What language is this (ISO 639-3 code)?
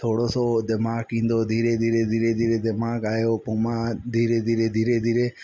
snd